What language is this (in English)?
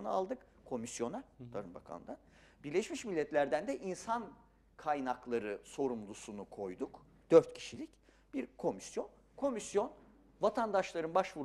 Turkish